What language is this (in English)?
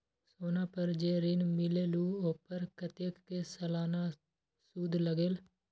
Magahi